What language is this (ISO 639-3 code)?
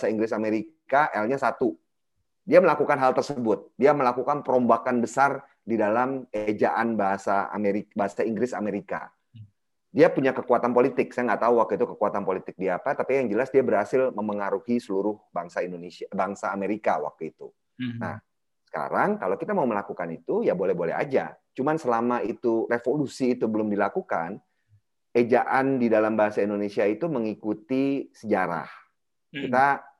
ind